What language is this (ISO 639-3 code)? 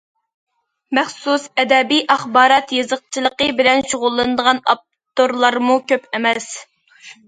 uig